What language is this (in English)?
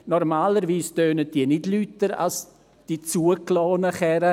Swiss German